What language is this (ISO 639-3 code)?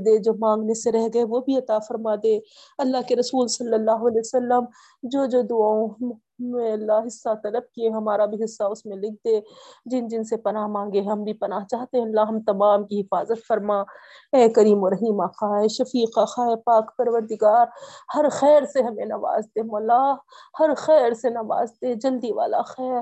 urd